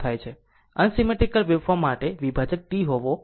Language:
Gujarati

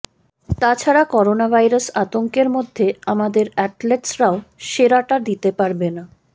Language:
Bangla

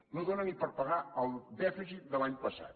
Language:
Catalan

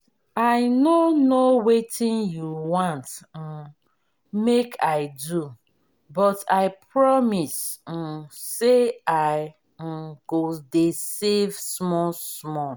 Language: Nigerian Pidgin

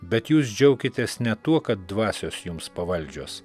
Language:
Lithuanian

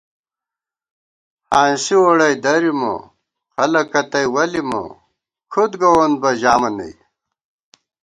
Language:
Gawar-Bati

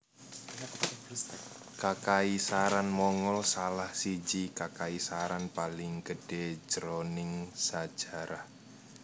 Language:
Javanese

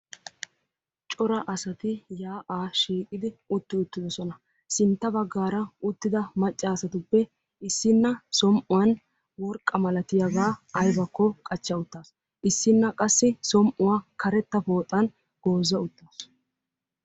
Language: Wolaytta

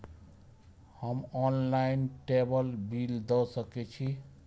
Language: Maithili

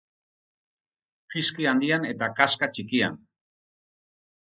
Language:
Basque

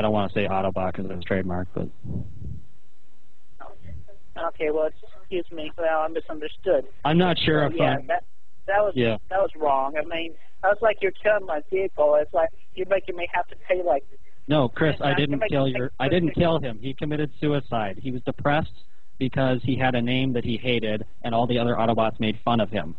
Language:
English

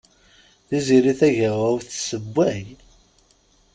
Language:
Kabyle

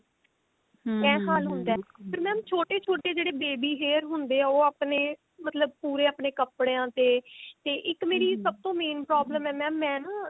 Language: Punjabi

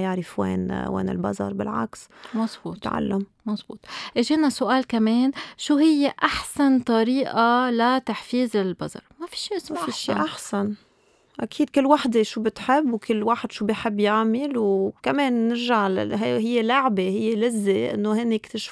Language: Arabic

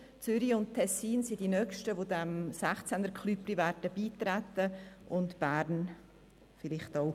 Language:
Swiss German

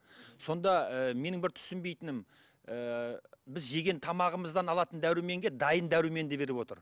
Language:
Kazakh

